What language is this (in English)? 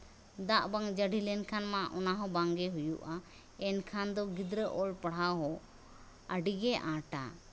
Santali